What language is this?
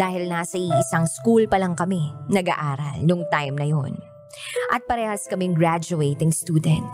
Filipino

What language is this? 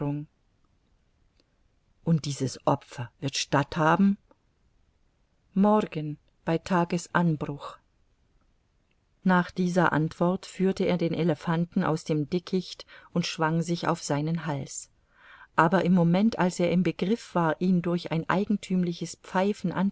German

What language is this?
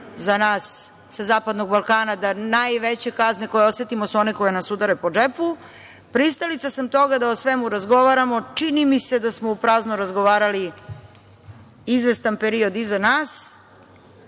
Serbian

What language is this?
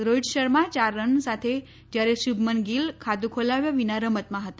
Gujarati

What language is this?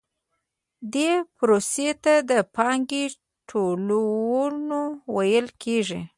Pashto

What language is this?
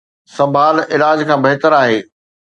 Sindhi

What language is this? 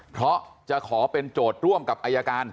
Thai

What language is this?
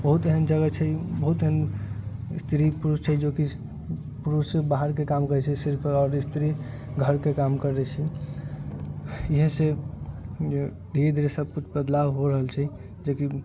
Maithili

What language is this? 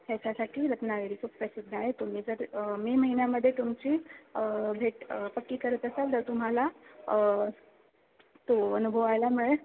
Marathi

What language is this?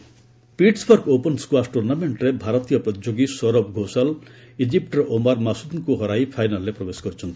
Odia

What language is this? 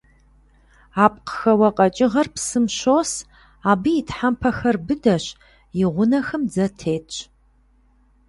Kabardian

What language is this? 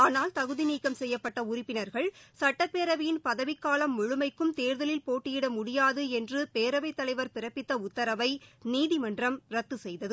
Tamil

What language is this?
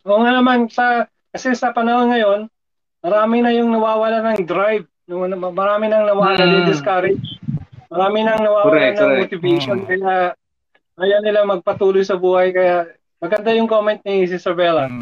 Filipino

